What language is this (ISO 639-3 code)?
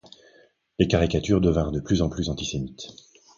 fra